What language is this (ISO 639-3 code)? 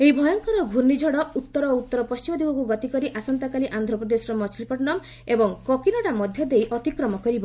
ori